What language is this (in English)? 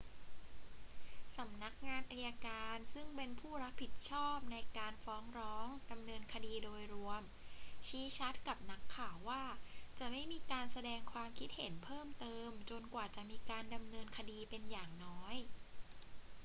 Thai